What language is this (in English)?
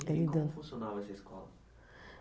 Portuguese